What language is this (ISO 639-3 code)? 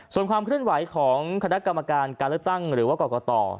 tha